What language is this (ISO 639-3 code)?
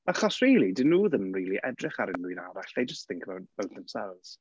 cym